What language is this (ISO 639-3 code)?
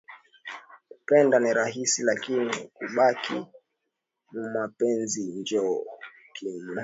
swa